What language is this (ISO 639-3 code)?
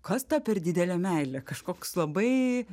lit